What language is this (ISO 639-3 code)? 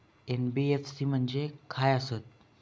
mar